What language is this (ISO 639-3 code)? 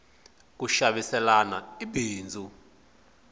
tso